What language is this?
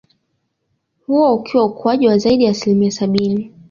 Swahili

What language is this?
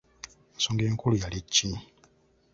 Ganda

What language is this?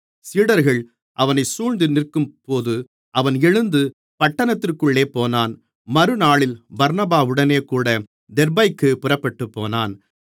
Tamil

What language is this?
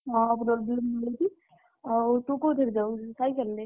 Odia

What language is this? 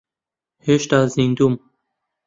Central Kurdish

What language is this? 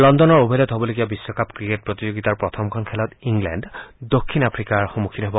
Assamese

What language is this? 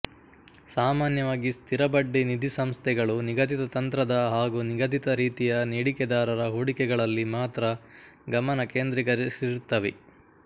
Kannada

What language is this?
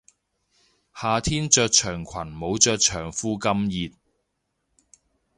Cantonese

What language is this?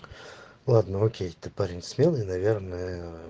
Russian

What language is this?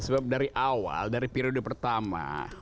Indonesian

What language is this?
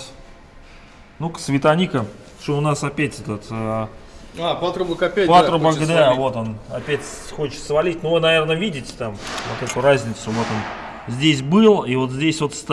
Russian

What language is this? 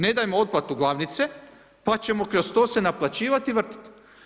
Croatian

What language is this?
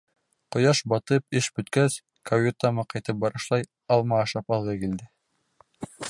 Bashkir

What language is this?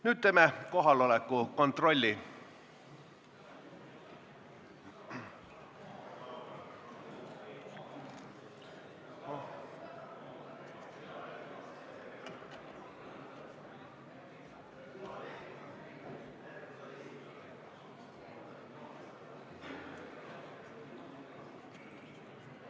Estonian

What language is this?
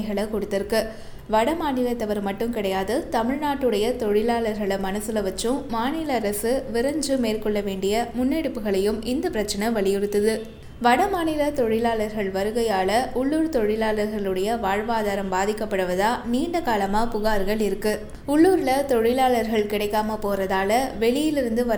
Tamil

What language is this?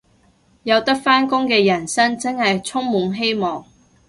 Cantonese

